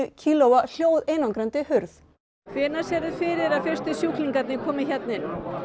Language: Icelandic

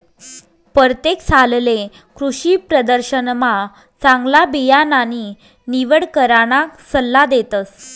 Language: Marathi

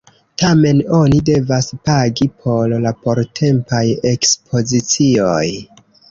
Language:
Esperanto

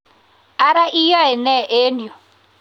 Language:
Kalenjin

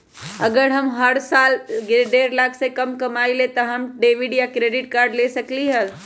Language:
Magahi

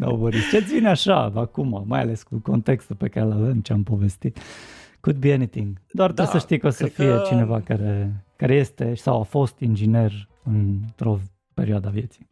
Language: Romanian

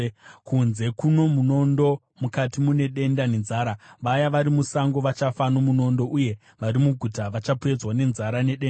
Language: Shona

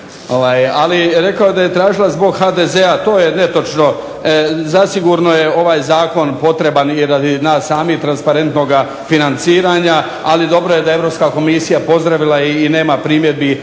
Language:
Croatian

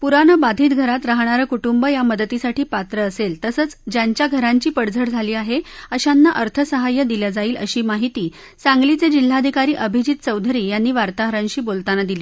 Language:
Marathi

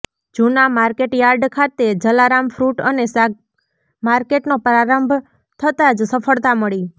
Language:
Gujarati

